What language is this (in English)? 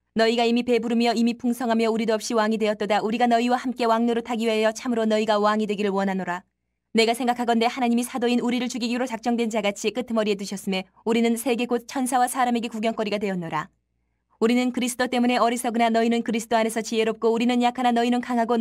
Korean